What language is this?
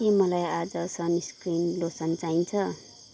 Nepali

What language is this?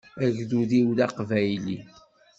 Kabyle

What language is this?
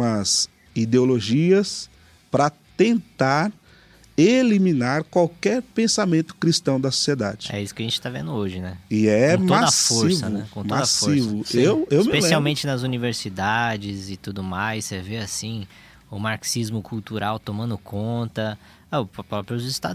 Portuguese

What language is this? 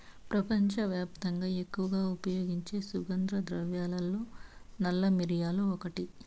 Telugu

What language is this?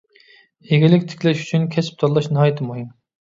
Uyghur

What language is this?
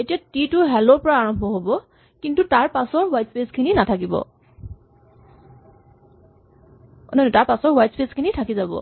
Assamese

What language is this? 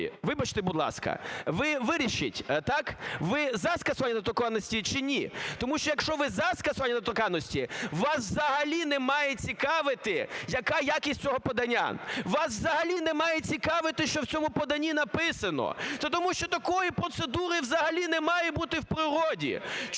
Ukrainian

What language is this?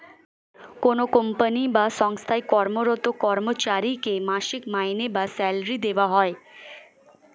Bangla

